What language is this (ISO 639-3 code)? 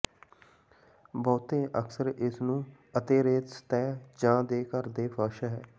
pan